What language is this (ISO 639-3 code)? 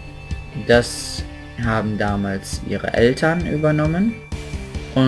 deu